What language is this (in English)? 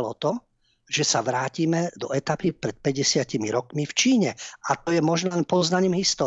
Slovak